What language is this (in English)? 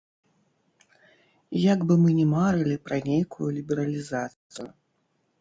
Belarusian